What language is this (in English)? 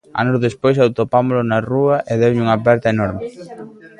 Galician